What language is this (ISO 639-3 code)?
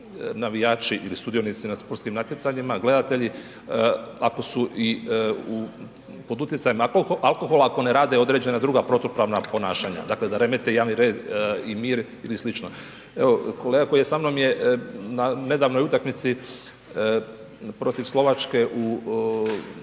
hrv